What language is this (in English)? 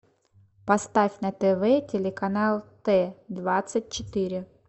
Russian